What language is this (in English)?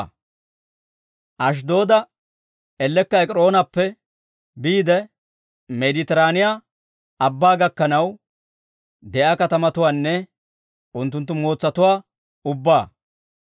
Dawro